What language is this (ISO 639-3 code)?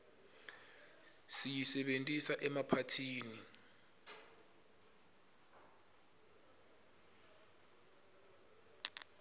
ssw